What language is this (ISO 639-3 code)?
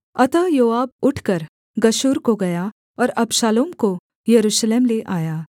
hin